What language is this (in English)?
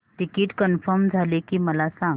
Marathi